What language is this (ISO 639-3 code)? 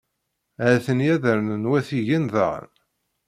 kab